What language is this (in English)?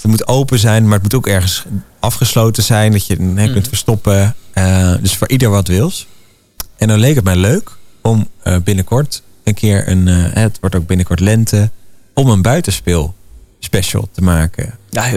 Dutch